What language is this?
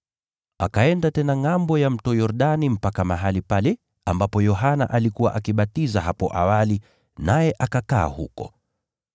Swahili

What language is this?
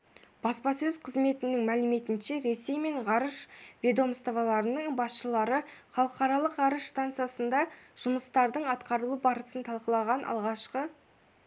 Kazakh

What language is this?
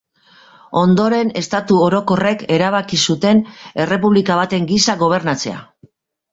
Basque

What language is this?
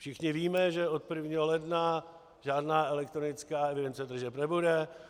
Czech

